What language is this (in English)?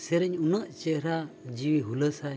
Santali